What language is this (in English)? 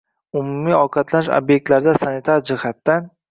Uzbek